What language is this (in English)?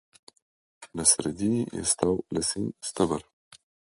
Slovenian